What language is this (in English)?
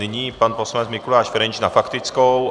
Czech